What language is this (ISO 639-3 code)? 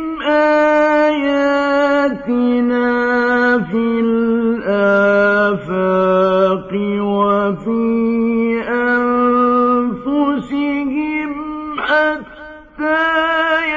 ara